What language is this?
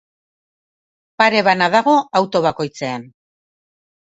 Basque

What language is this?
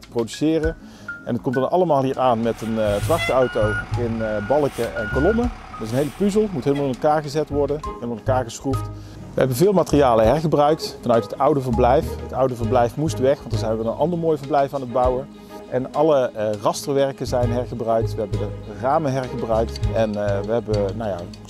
Dutch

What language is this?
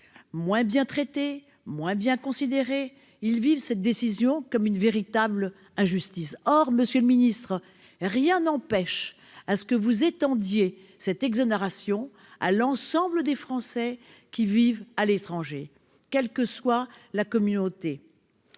French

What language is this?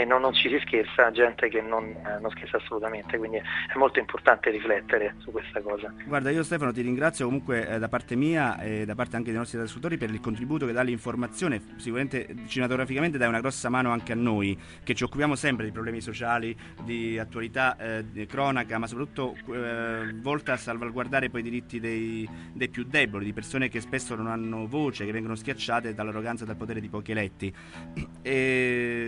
Italian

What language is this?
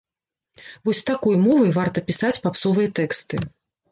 Belarusian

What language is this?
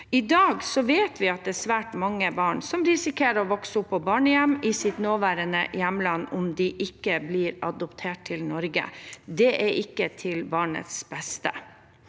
Norwegian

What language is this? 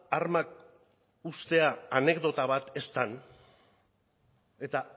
Basque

